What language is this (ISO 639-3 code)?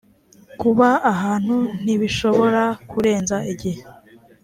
kin